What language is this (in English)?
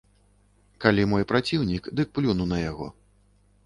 Belarusian